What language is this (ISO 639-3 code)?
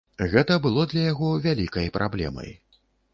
bel